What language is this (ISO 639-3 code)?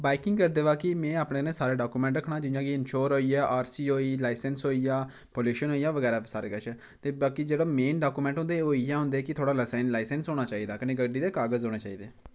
doi